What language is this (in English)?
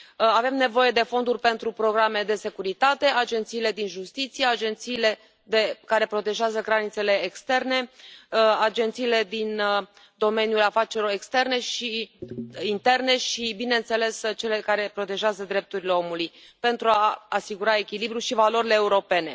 Romanian